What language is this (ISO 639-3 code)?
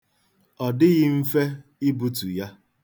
ibo